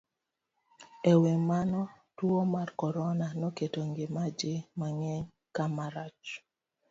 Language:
Luo (Kenya and Tanzania)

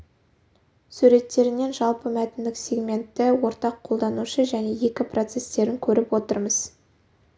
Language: Kazakh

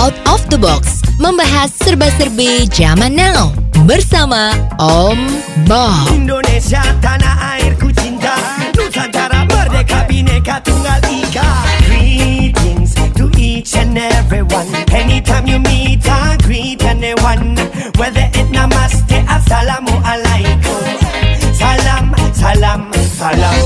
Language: Indonesian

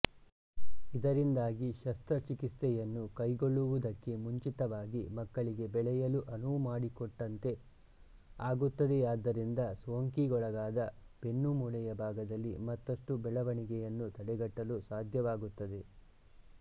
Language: Kannada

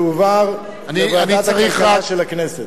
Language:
Hebrew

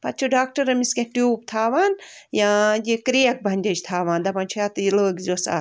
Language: Kashmiri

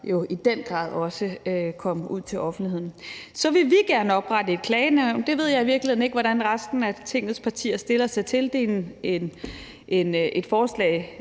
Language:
Danish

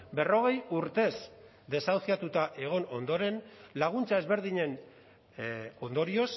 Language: Basque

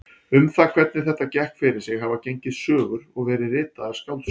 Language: Icelandic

